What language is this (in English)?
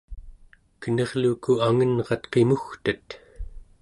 Central Yupik